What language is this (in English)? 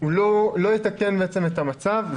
Hebrew